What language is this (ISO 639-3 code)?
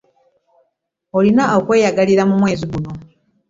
lug